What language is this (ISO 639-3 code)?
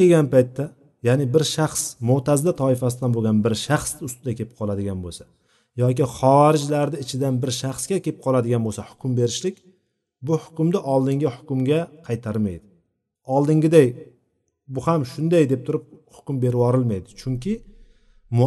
bul